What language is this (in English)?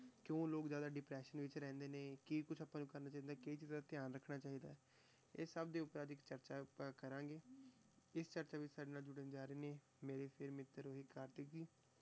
Punjabi